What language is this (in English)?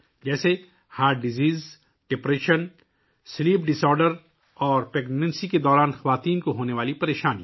Urdu